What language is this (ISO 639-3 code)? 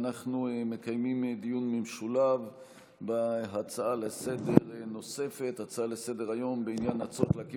heb